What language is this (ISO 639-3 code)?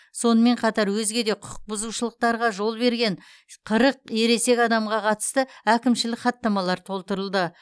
kaz